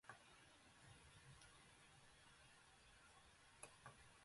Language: Japanese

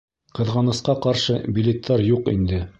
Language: Bashkir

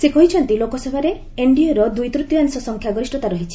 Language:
Odia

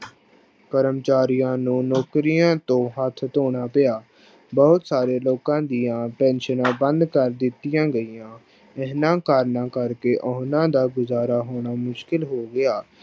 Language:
Punjabi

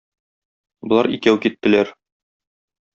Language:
Tatar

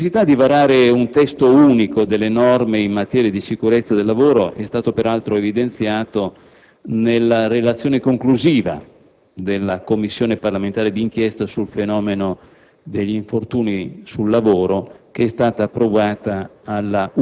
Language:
Italian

